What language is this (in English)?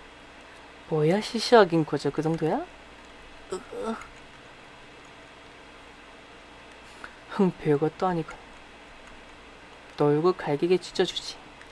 Korean